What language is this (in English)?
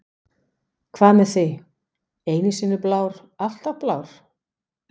Icelandic